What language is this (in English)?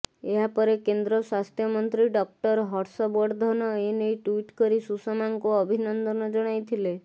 Odia